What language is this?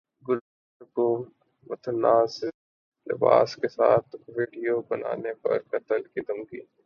Urdu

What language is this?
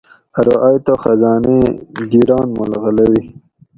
Gawri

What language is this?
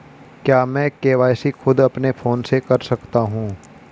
Hindi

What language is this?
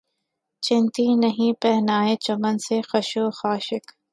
Urdu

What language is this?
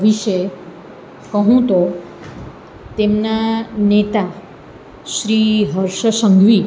Gujarati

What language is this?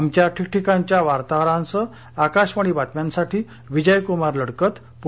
Marathi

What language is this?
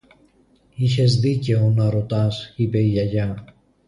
Greek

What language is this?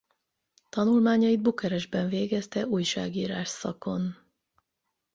Hungarian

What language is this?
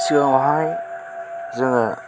Bodo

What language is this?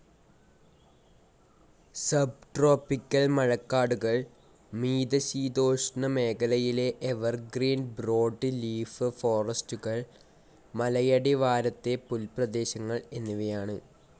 Malayalam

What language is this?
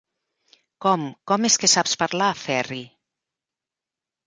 Catalan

